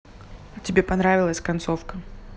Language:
Russian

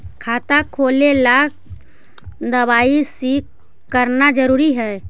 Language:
Magahi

